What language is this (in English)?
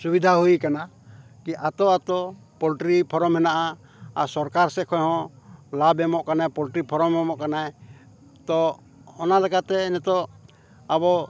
Santali